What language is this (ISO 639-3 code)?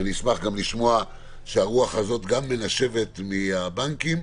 heb